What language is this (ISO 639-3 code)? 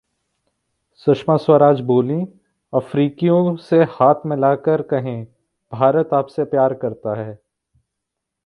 hin